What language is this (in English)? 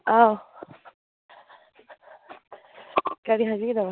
Manipuri